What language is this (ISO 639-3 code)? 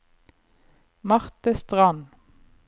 nor